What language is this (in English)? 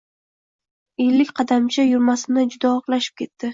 Uzbek